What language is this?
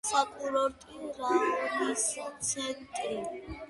Georgian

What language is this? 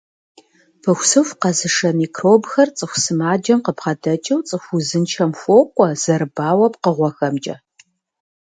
Kabardian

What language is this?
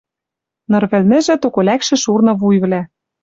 Western Mari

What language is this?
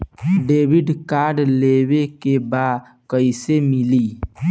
Bhojpuri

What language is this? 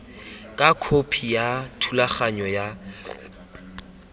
Tswana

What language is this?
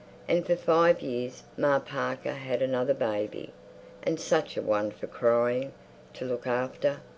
English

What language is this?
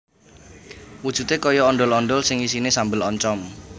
Javanese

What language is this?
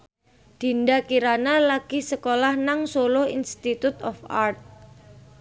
Javanese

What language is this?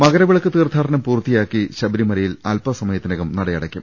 Malayalam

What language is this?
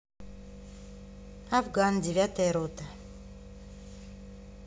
Russian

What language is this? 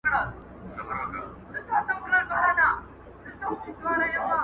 Pashto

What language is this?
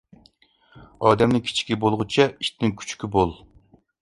Uyghur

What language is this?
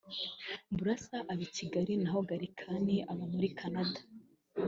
Kinyarwanda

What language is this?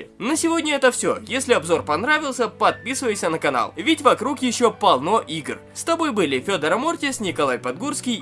Russian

